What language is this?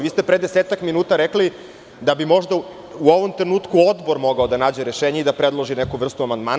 Serbian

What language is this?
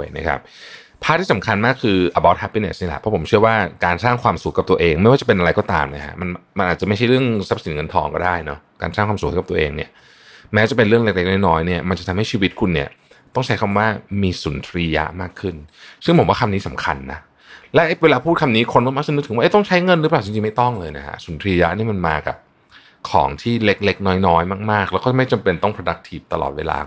Thai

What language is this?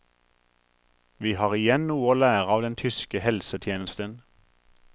Norwegian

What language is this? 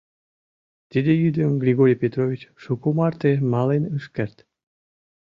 Mari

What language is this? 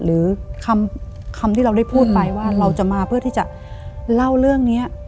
Thai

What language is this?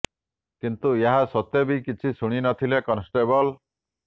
Odia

